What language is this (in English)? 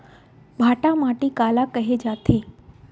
Chhattisgarhi